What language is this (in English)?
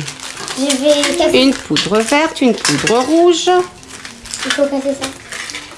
French